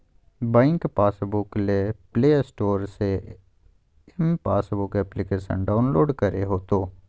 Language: Magahi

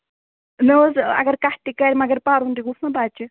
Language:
Kashmiri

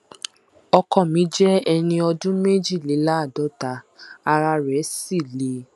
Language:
Yoruba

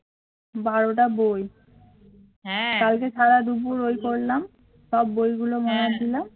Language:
Bangla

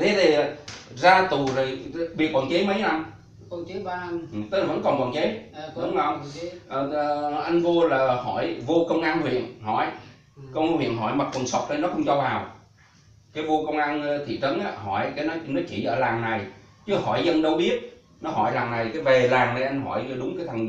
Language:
Vietnamese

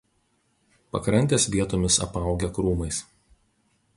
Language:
Lithuanian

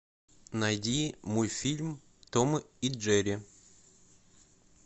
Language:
Russian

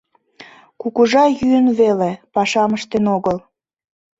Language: Mari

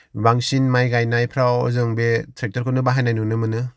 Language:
Bodo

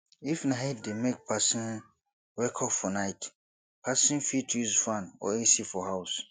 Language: Nigerian Pidgin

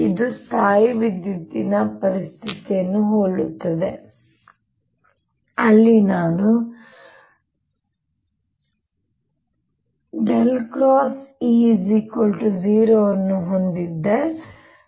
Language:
Kannada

